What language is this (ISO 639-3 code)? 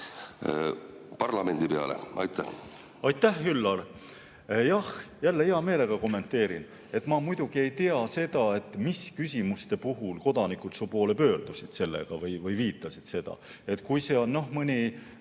est